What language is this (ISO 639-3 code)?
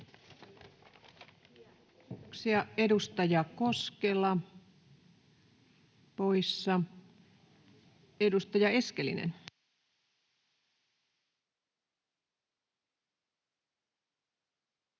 fin